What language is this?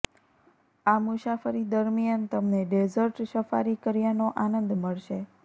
Gujarati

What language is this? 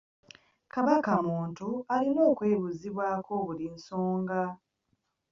Ganda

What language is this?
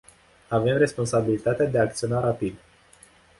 Romanian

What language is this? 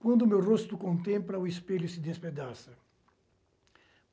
Portuguese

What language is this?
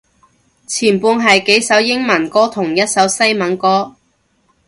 Cantonese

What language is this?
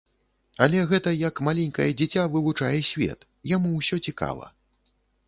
Belarusian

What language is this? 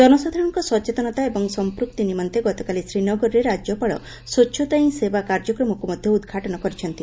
Odia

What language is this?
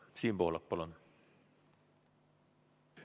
Estonian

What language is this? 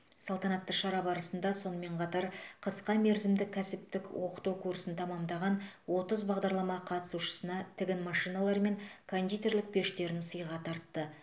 Kazakh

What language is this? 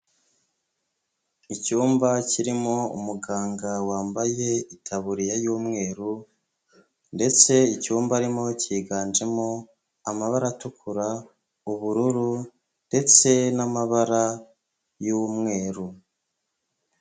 Kinyarwanda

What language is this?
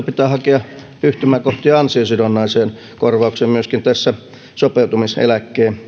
Finnish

